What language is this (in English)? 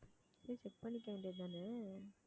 Tamil